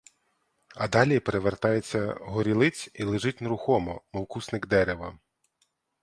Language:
Ukrainian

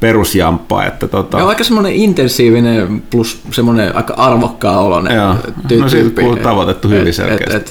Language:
Finnish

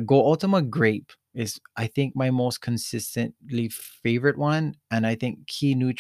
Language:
English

